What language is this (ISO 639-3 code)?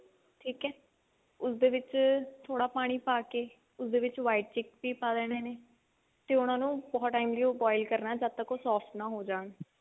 pan